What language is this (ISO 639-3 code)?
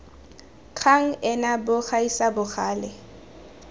tsn